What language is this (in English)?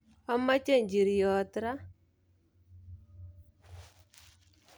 Kalenjin